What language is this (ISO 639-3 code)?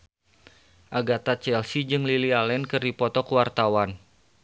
sun